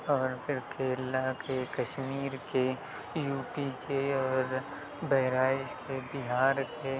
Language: Urdu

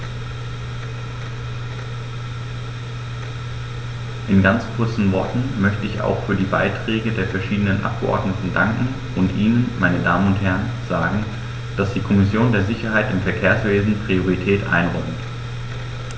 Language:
German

